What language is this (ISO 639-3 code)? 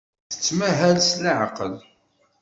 kab